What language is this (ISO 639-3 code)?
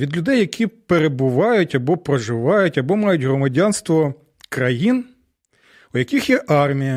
ukr